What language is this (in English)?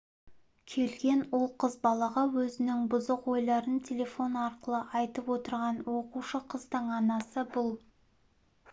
Kazakh